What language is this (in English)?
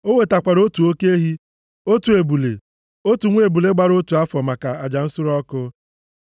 Igbo